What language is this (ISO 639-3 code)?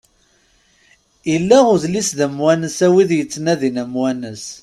kab